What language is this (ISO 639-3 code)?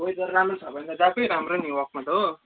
nep